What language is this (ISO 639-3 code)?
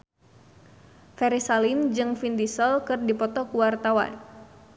sun